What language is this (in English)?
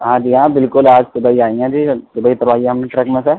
Urdu